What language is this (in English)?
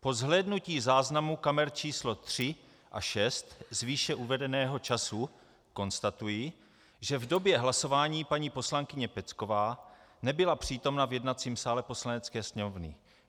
Czech